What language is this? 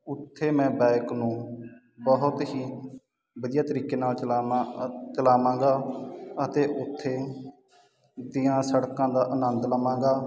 Punjabi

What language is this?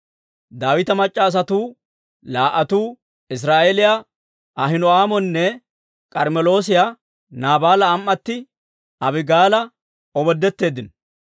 Dawro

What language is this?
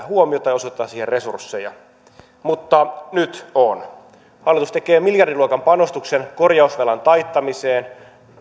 Finnish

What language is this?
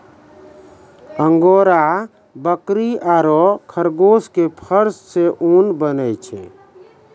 Maithili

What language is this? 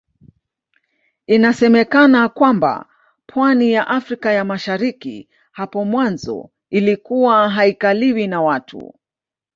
Swahili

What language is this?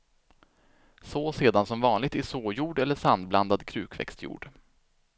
Swedish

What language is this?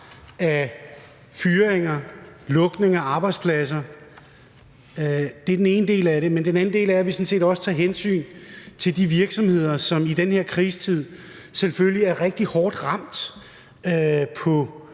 Danish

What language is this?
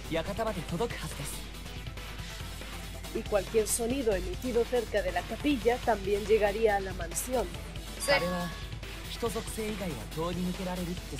Spanish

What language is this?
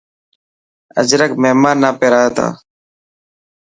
Dhatki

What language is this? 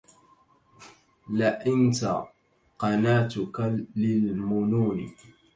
Arabic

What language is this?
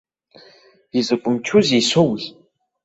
Abkhazian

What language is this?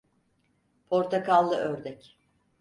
Turkish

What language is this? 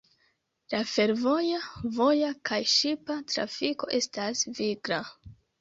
Esperanto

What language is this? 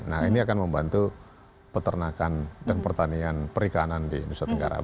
Indonesian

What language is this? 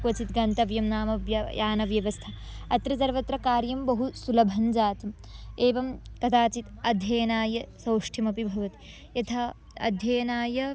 Sanskrit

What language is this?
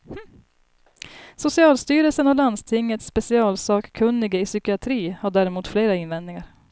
Swedish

